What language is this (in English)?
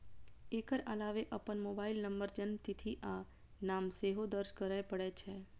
Maithili